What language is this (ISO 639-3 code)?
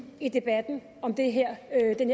dan